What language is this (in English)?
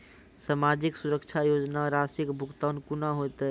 Maithili